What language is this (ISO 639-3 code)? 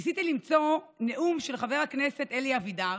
heb